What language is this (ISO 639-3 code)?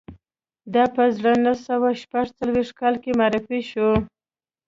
pus